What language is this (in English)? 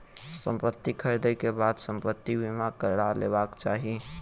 Maithili